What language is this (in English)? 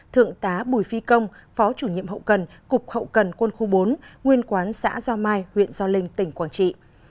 Vietnamese